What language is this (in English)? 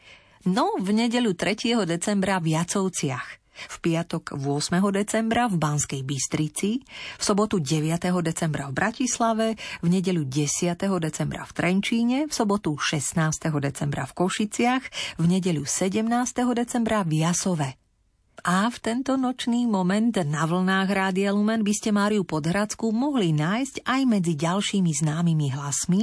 Slovak